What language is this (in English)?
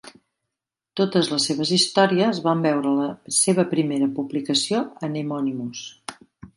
Catalan